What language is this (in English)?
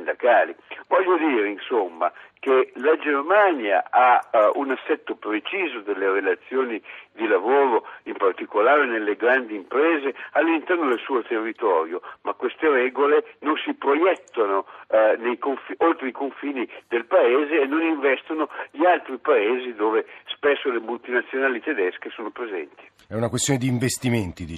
Italian